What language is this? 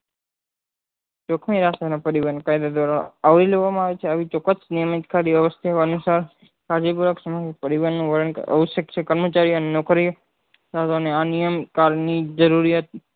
Gujarati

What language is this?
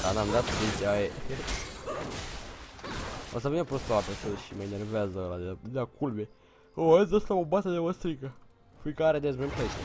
Romanian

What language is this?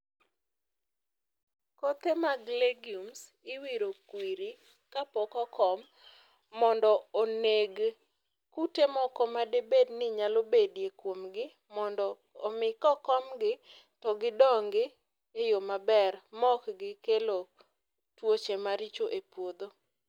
Luo (Kenya and Tanzania)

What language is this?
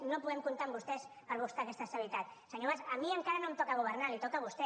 Catalan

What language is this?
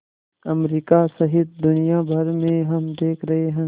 Hindi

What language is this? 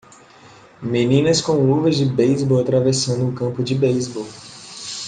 Portuguese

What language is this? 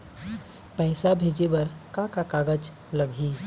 Chhattisgarhi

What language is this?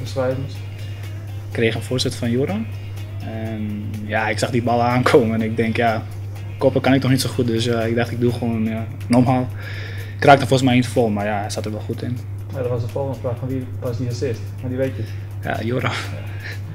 Dutch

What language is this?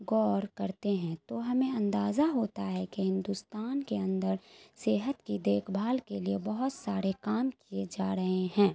Urdu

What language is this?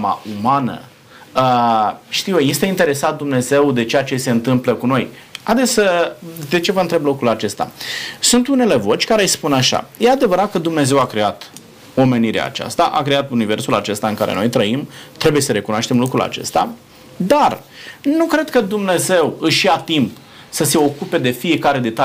Romanian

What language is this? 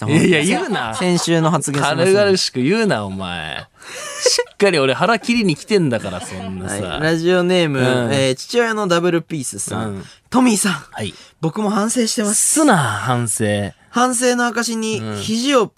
Japanese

